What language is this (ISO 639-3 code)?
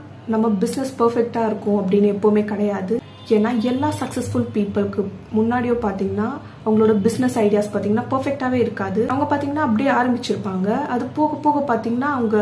tam